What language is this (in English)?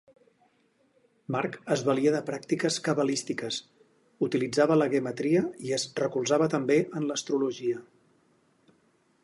Catalan